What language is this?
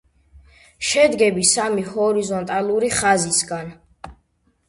Georgian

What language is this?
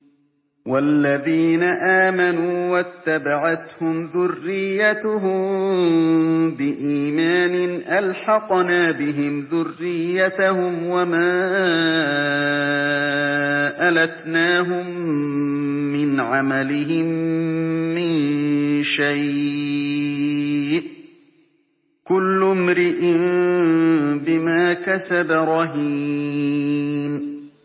Arabic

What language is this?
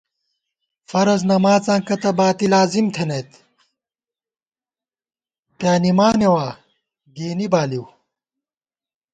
Gawar-Bati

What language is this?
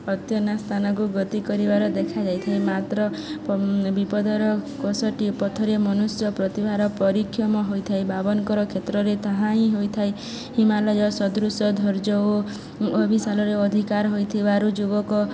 Odia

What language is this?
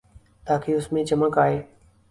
Urdu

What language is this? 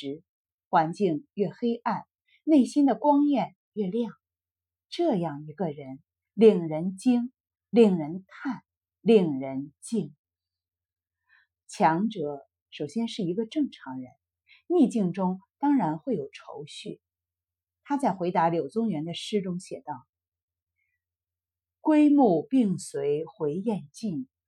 Chinese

